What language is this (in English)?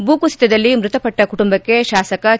Kannada